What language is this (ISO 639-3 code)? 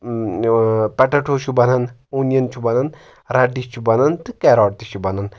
kas